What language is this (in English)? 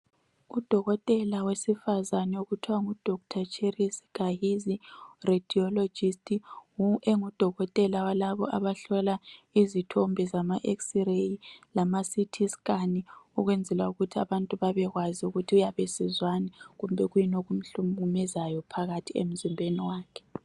North Ndebele